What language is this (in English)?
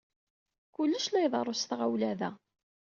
Kabyle